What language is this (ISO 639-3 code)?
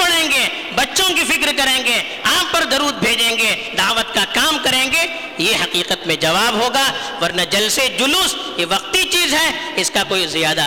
urd